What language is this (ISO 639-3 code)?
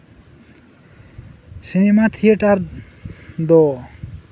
sat